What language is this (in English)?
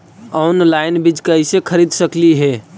Magahi